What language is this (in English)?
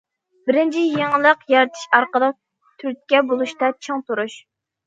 Uyghur